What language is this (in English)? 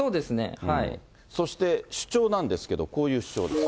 Japanese